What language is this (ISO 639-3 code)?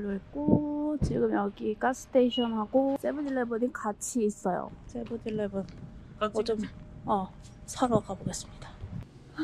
kor